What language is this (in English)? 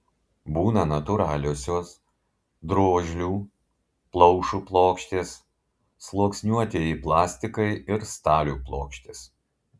Lithuanian